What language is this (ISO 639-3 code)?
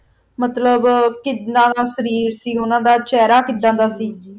pan